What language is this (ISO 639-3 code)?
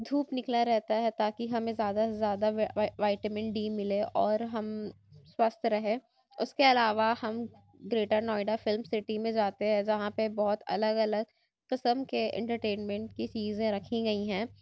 urd